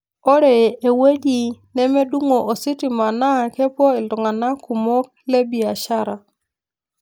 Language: Masai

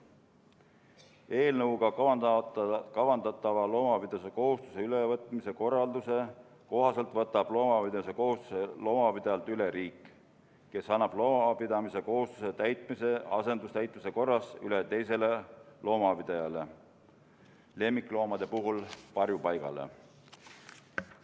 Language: Estonian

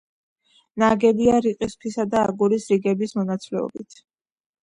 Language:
Georgian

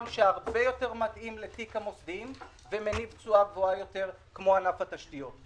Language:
Hebrew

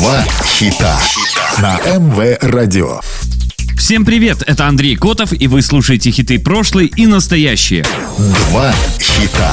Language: Russian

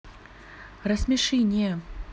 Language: Russian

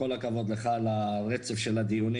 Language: Hebrew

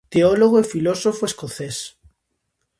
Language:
Galician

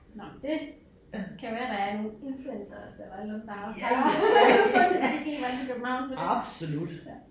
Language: Danish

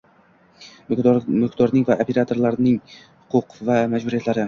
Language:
Uzbek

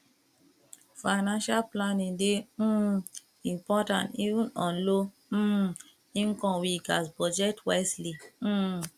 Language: Nigerian Pidgin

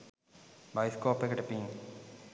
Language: Sinhala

